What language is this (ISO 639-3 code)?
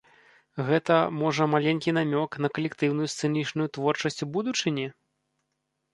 bel